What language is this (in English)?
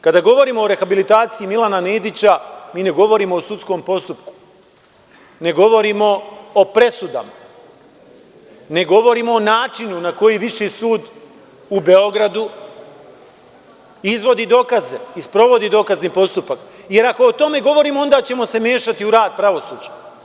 Serbian